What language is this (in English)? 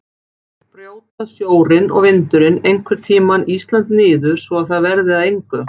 Icelandic